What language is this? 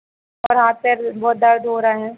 Hindi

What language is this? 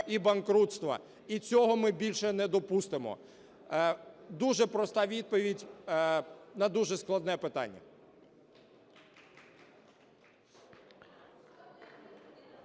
Ukrainian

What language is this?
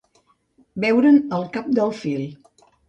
Catalan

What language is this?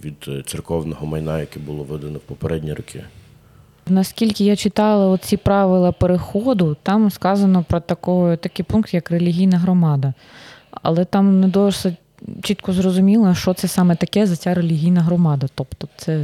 Ukrainian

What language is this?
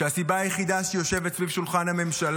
Hebrew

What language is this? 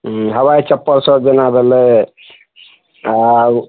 Maithili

